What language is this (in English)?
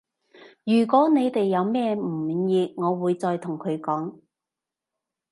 Cantonese